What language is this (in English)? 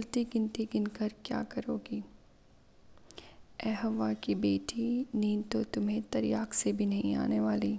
Urdu